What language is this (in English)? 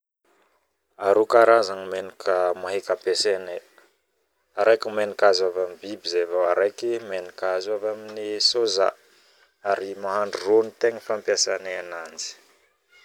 Northern Betsimisaraka Malagasy